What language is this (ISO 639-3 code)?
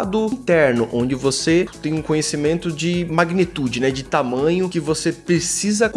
por